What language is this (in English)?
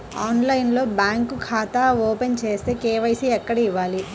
Telugu